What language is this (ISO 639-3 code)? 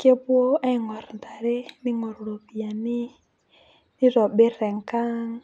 mas